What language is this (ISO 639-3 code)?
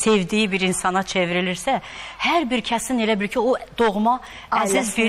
tur